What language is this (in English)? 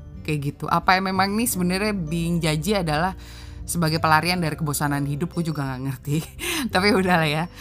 Indonesian